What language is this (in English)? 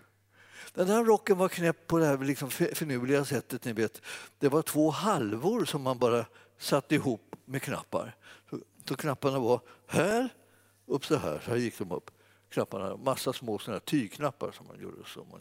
Swedish